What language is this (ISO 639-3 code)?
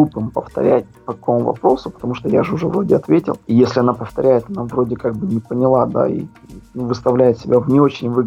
rus